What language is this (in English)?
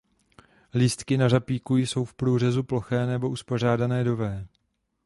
Czech